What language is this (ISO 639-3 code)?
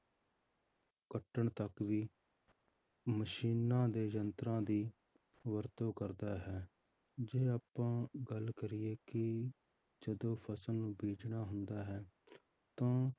pan